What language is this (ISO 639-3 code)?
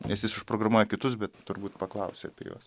lit